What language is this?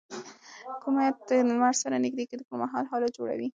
Pashto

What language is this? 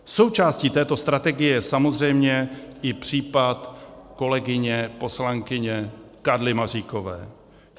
Czech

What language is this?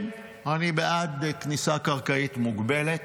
Hebrew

